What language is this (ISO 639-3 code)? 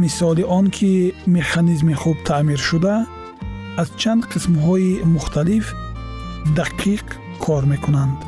fas